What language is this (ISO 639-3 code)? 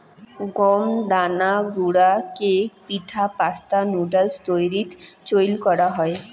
ben